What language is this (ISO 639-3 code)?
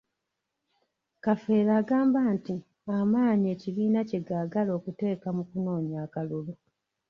lug